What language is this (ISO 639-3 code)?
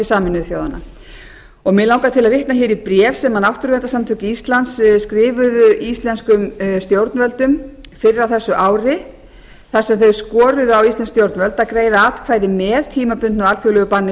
isl